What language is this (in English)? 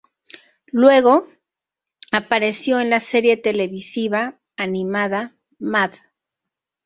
Spanish